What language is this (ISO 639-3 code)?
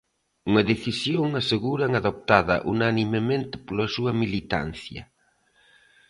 glg